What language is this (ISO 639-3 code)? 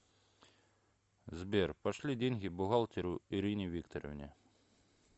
rus